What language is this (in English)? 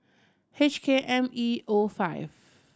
English